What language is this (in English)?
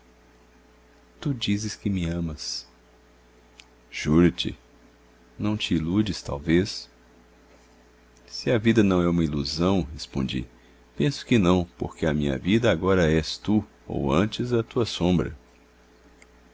Portuguese